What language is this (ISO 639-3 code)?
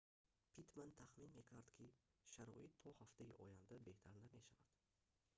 tgk